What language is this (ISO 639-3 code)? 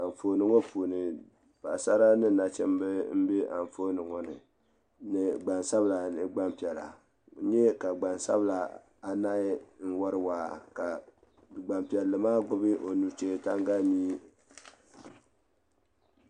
dag